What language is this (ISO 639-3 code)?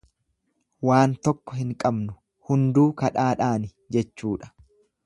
orm